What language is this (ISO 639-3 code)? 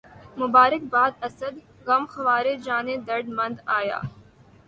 urd